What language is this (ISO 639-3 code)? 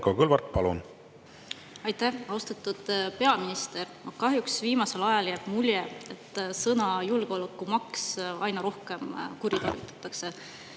est